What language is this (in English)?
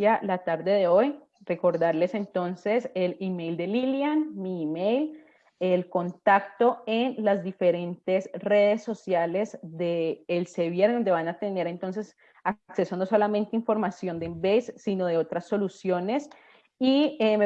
Spanish